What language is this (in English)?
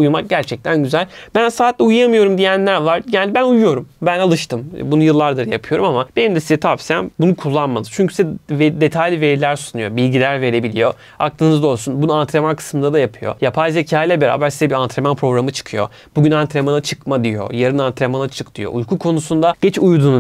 Turkish